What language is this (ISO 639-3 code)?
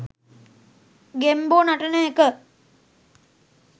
sin